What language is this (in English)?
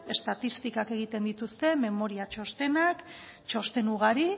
Basque